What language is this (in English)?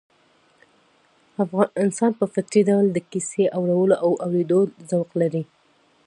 Pashto